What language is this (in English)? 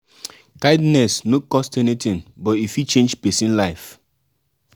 Nigerian Pidgin